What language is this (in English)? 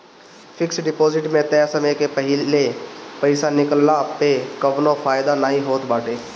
Bhojpuri